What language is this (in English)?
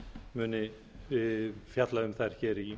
Icelandic